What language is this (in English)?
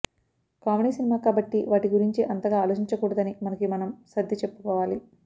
Telugu